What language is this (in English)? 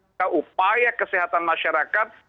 Indonesian